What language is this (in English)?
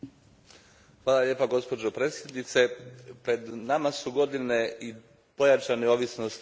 Croatian